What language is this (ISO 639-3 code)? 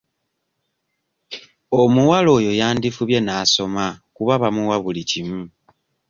lug